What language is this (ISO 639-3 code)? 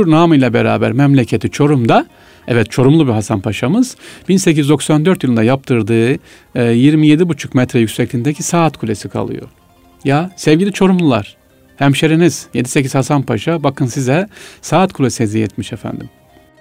tur